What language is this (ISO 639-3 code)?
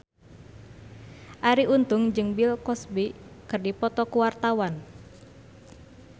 sun